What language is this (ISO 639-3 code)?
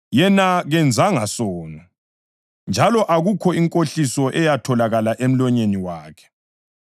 nde